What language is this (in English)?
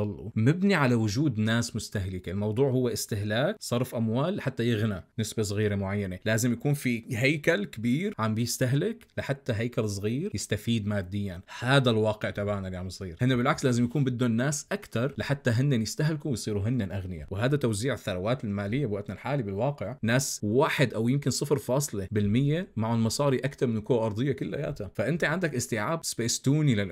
Arabic